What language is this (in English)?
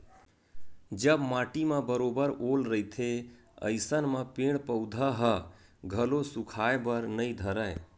Chhattisgarhi